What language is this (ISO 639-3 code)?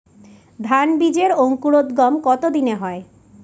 ben